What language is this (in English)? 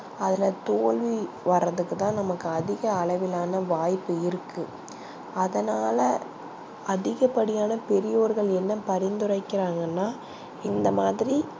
Tamil